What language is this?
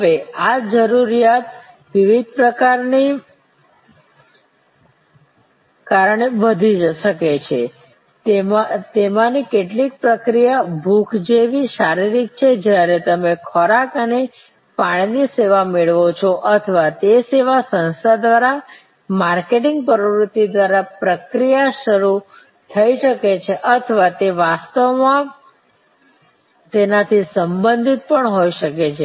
Gujarati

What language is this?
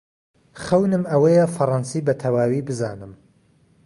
Central Kurdish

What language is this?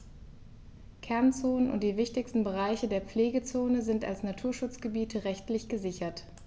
German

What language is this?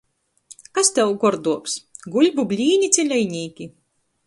Latgalian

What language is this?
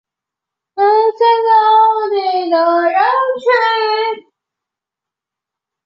Chinese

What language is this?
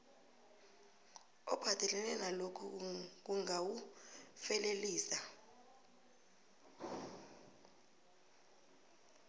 South Ndebele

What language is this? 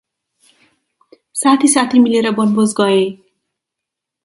Nepali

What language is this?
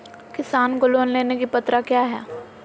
Magahi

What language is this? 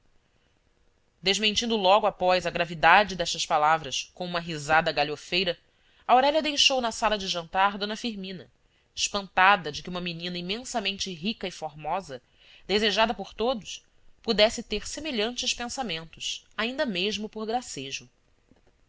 Portuguese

